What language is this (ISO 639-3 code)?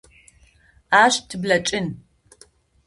ady